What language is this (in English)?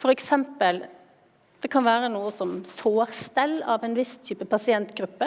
Norwegian